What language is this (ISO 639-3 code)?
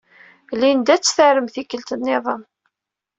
kab